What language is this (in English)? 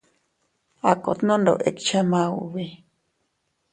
Teutila Cuicatec